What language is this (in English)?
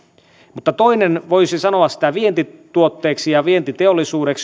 Finnish